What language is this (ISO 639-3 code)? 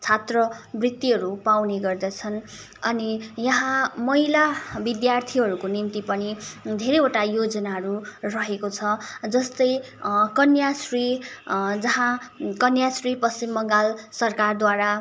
nep